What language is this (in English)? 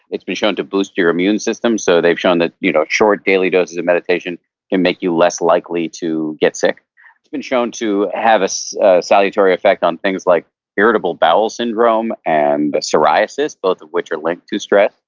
English